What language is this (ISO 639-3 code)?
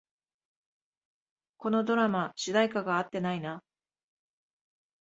jpn